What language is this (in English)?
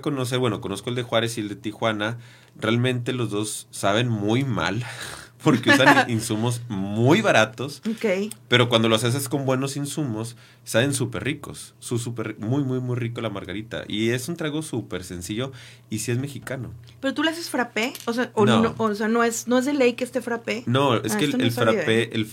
Spanish